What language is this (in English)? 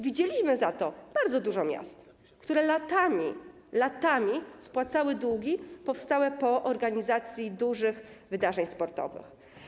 Polish